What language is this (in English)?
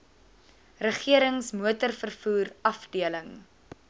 Afrikaans